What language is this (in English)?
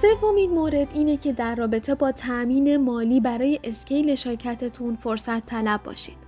Persian